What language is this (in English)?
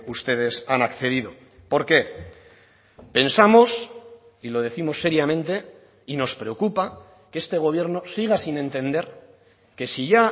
Spanish